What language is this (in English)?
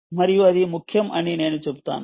Telugu